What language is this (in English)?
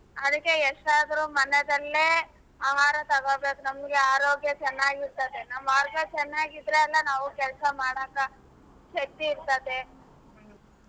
Kannada